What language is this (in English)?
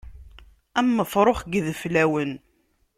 Kabyle